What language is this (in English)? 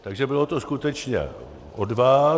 Czech